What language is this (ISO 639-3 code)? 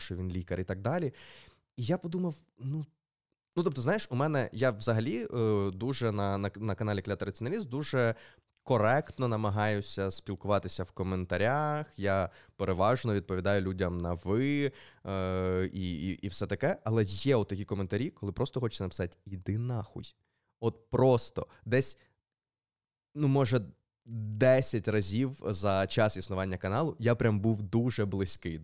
ukr